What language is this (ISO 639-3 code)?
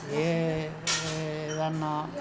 tel